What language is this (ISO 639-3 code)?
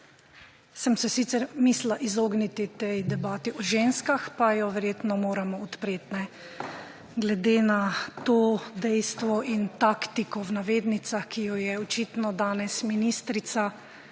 slv